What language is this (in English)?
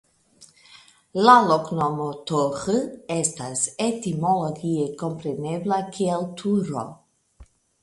Esperanto